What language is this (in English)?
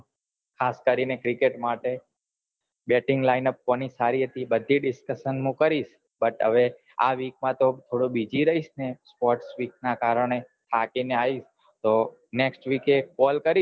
Gujarati